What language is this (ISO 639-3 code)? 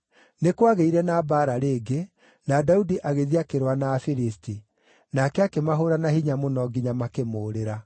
kik